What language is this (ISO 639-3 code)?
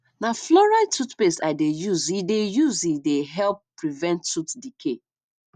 pcm